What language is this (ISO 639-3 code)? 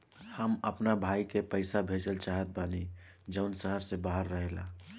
bho